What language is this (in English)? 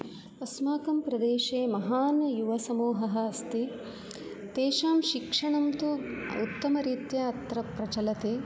Sanskrit